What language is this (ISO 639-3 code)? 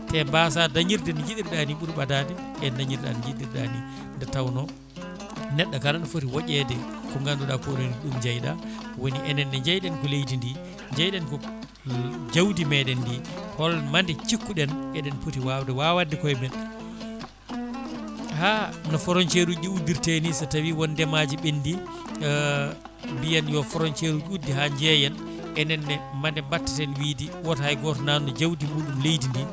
ful